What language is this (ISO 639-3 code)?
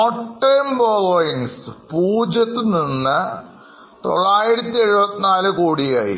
mal